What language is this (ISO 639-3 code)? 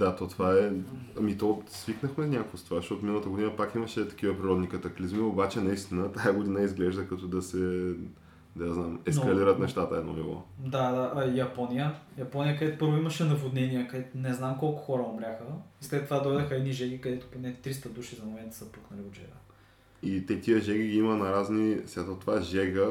bul